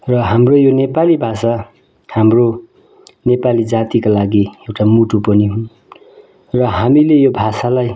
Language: Nepali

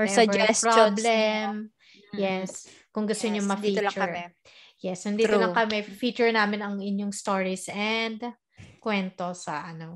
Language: Filipino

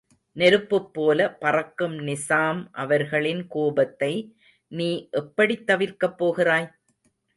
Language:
Tamil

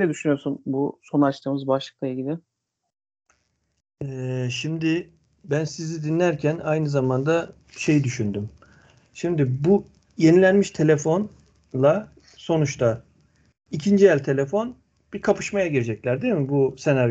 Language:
Turkish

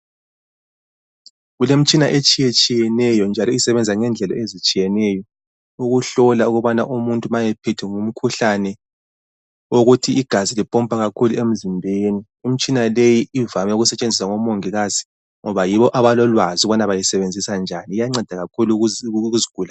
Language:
North Ndebele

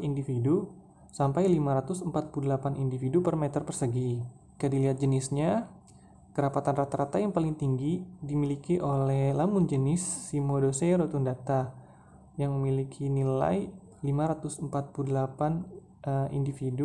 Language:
Indonesian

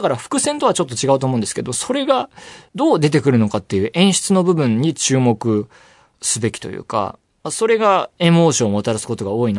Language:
Japanese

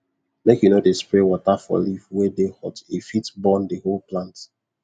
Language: Nigerian Pidgin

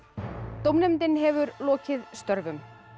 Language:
Icelandic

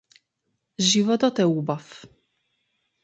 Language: Macedonian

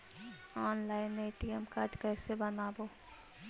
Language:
Magahi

